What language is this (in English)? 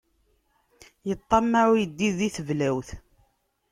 Kabyle